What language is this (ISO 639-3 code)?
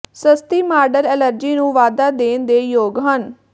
pan